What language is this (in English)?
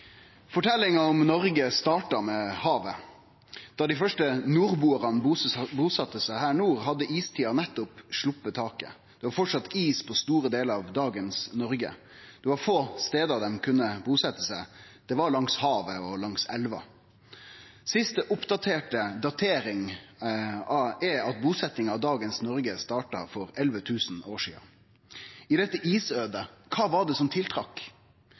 Norwegian Nynorsk